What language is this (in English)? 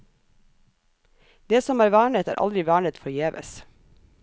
Norwegian